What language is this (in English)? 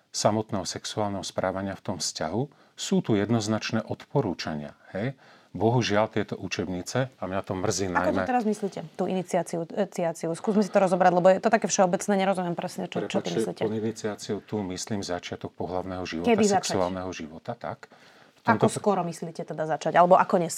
Slovak